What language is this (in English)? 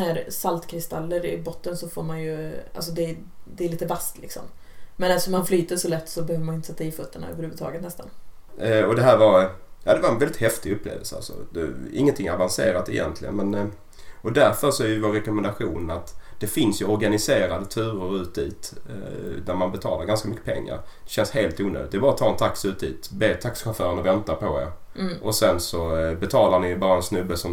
Swedish